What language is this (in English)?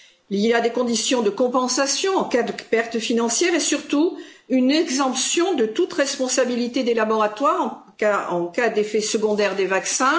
French